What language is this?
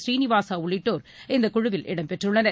Tamil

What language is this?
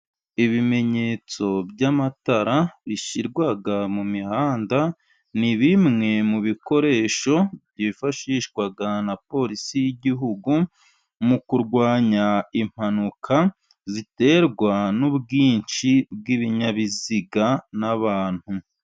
Kinyarwanda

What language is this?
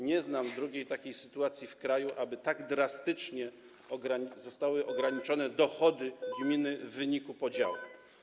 Polish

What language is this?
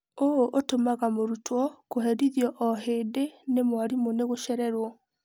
Kikuyu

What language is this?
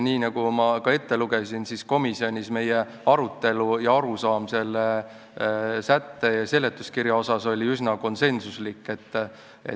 Estonian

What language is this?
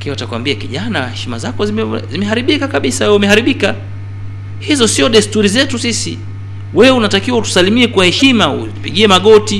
Swahili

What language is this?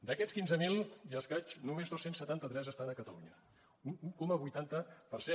Catalan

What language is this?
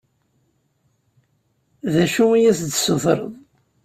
Kabyle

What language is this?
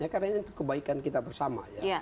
Indonesian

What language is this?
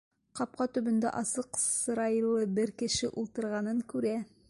Bashkir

